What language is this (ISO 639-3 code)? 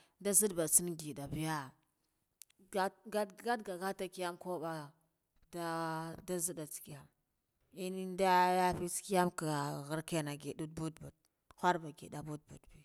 gdf